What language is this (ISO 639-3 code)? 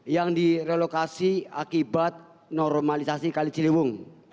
ind